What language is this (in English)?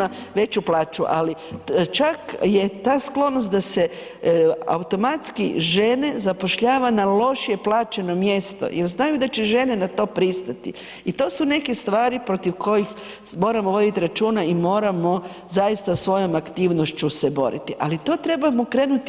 Croatian